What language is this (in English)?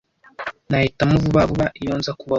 Kinyarwanda